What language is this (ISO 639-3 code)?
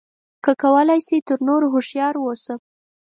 pus